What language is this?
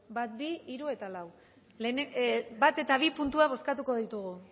Basque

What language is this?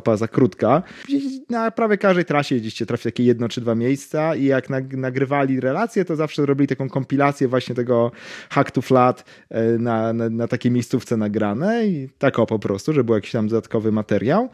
Polish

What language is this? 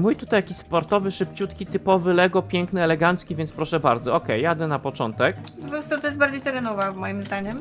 Polish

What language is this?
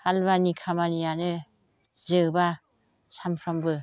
Bodo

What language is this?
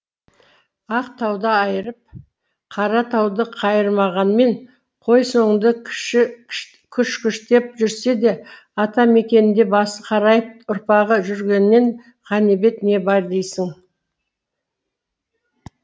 Kazakh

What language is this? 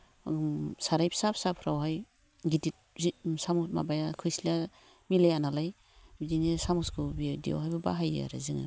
Bodo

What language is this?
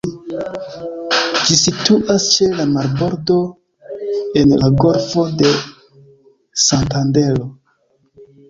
Esperanto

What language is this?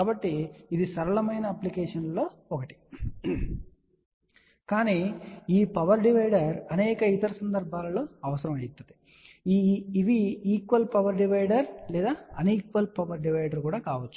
Telugu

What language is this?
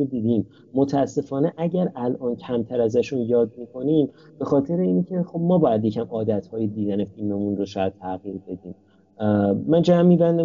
Persian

